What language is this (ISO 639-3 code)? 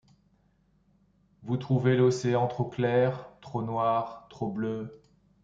fra